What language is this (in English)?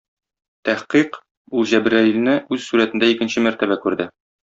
Tatar